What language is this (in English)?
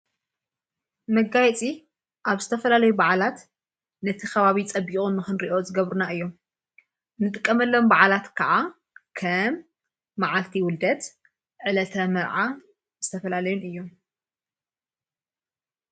Tigrinya